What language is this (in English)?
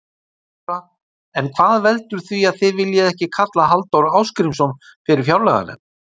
Icelandic